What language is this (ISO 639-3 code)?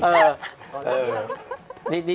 tha